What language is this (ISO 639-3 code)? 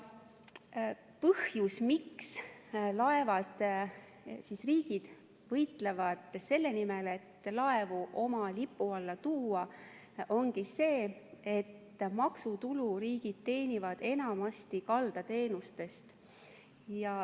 est